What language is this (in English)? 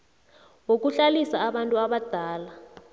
South Ndebele